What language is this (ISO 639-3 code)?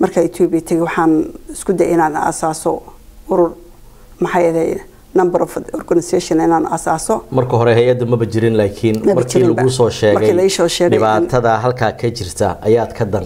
ara